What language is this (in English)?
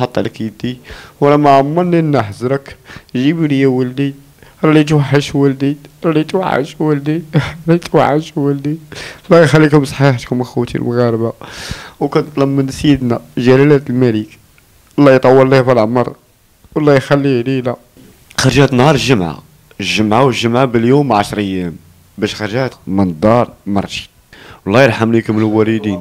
Arabic